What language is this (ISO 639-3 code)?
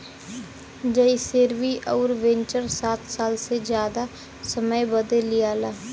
bho